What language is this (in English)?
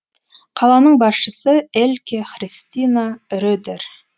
Kazakh